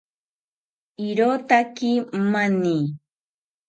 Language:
South Ucayali Ashéninka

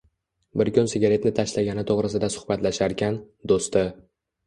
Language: Uzbek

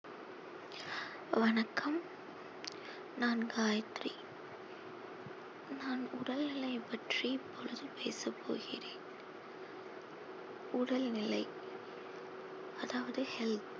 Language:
Tamil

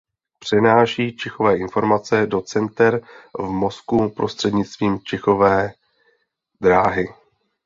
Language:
Czech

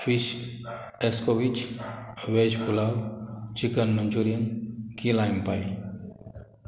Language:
Konkani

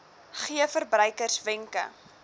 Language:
Afrikaans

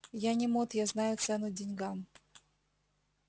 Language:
Russian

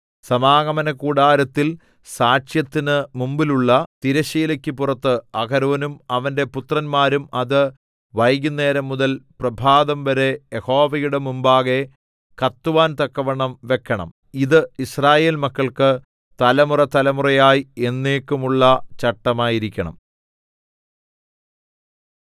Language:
Malayalam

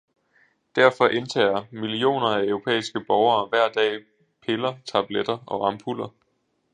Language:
Danish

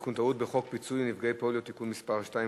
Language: Hebrew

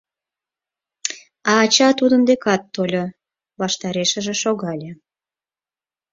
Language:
Mari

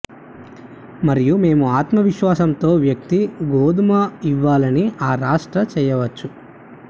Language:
Telugu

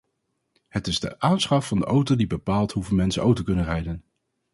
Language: Dutch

